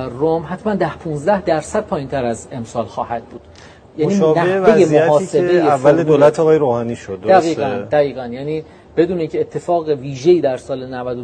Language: Persian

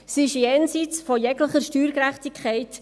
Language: Swiss German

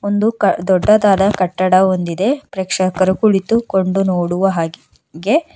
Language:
Kannada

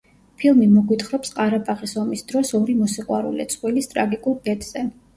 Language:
Georgian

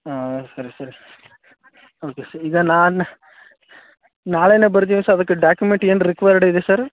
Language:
Kannada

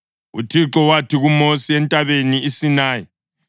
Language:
North Ndebele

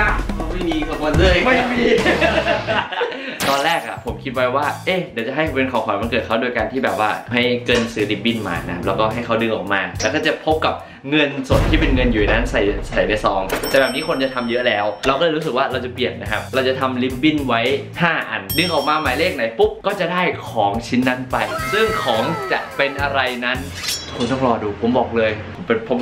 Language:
Thai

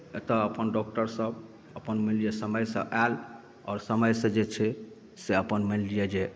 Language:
Maithili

